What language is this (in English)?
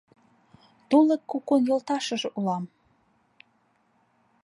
Mari